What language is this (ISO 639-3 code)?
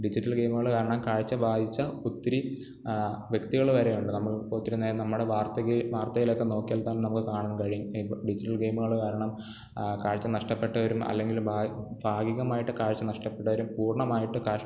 mal